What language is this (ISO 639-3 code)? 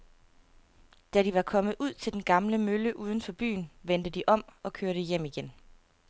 dan